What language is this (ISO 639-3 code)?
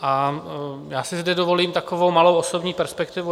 ces